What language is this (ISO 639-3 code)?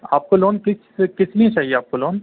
urd